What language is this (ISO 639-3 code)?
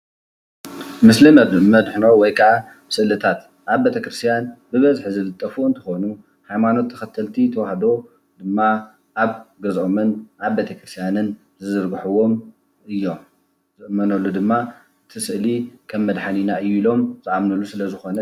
tir